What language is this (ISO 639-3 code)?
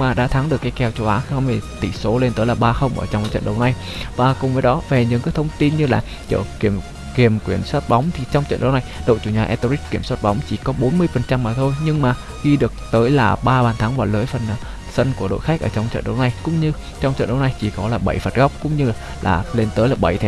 vie